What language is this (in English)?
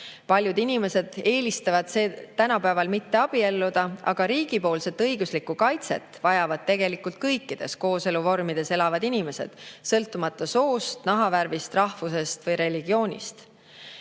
Estonian